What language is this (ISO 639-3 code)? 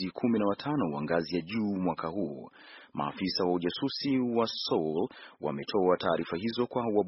swa